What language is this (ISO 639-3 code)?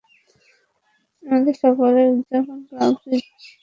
ben